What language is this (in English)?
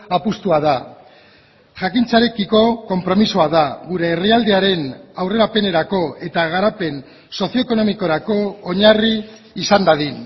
Basque